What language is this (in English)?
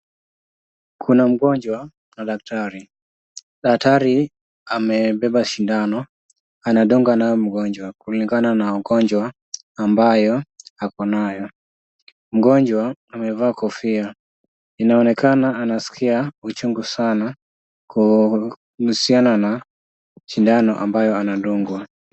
Swahili